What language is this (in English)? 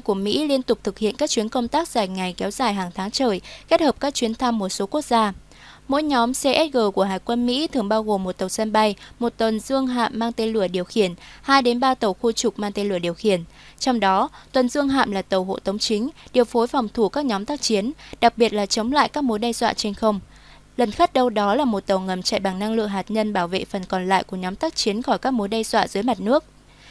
Vietnamese